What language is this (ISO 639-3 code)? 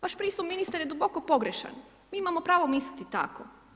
hrv